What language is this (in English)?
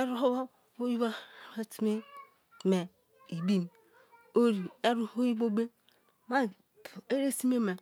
Kalabari